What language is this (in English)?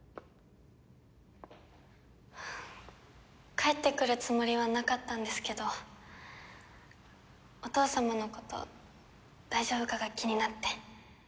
Japanese